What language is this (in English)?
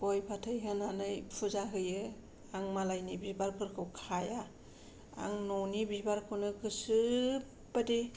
Bodo